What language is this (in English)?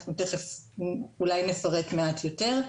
Hebrew